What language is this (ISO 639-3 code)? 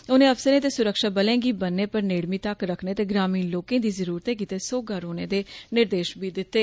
doi